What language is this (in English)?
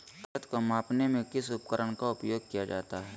Magahi